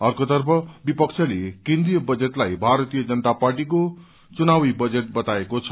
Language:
Nepali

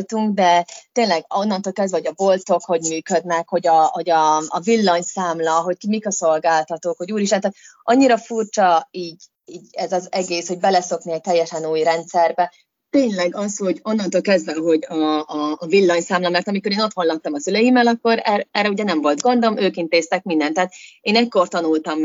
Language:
Hungarian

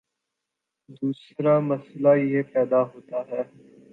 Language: Urdu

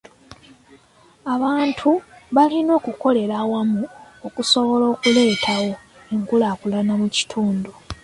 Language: Ganda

